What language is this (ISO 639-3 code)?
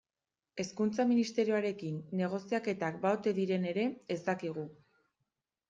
eus